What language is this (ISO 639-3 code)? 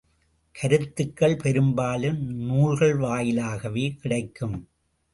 tam